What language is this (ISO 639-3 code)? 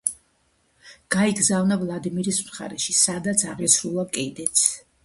kat